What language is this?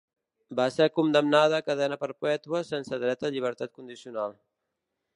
Catalan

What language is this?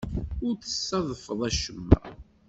Kabyle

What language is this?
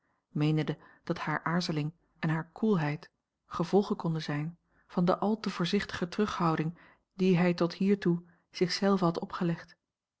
Dutch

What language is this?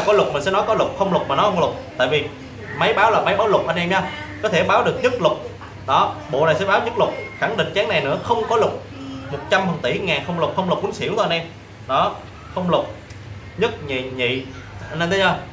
Vietnamese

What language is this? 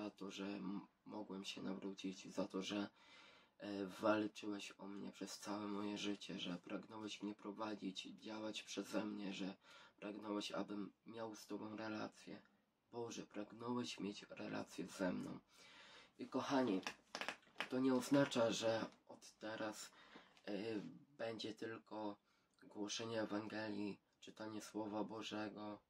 Polish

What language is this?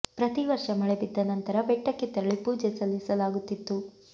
Kannada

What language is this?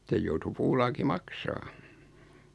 Finnish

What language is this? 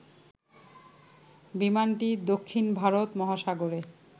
Bangla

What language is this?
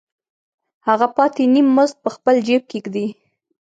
Pashto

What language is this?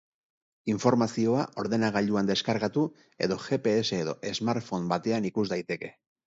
Basque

